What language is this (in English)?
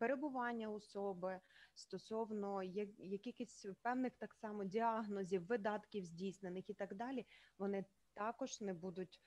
Ukrainian